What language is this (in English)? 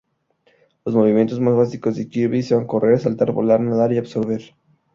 Spanish